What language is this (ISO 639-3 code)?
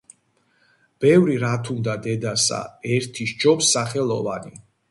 kat